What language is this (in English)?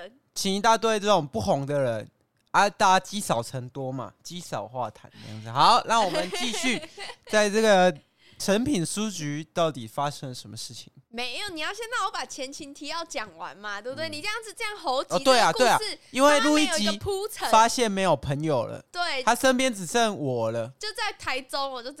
Chinese